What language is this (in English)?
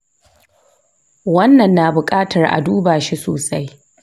Hausa